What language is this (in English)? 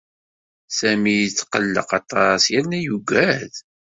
Kabyle